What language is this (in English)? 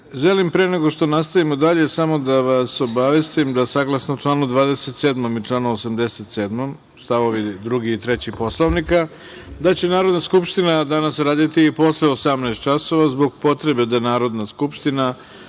Serbian